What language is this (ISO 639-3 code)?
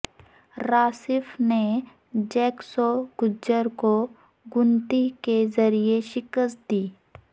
urd